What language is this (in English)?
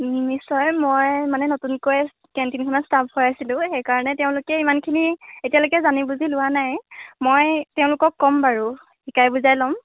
Assamese